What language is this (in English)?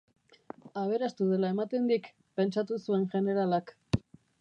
Basque